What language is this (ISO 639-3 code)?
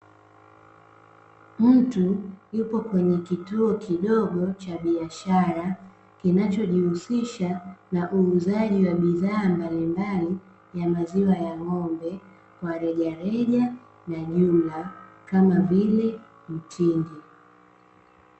swa